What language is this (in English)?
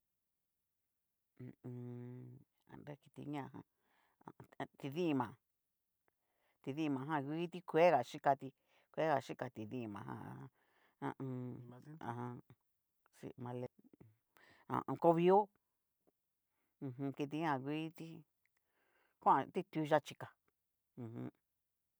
Cacaloxtepec Mixtec